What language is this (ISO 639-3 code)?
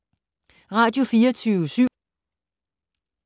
dan